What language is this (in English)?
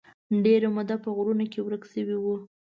Pashto